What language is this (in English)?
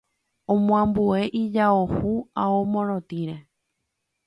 Guarani